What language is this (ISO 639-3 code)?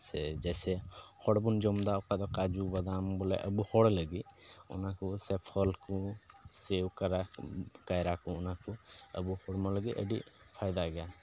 sat